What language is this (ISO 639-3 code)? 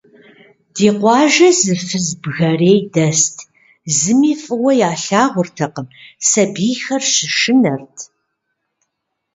kbd